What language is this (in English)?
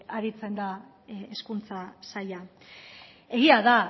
Basque